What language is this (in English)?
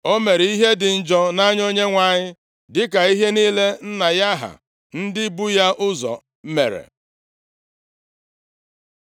Igbo